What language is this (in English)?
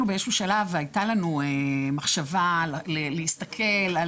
Hebrew